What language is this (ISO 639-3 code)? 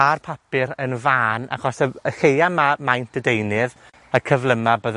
cym